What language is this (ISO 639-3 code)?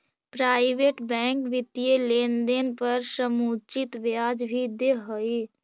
mag